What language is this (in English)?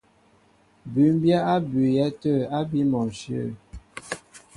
Mbo (Cameroon)